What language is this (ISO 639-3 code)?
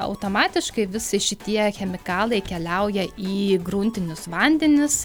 lit